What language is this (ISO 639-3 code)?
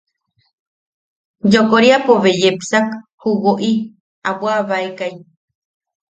yaq